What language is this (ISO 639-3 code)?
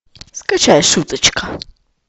rus